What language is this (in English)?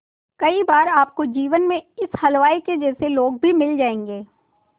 Hindi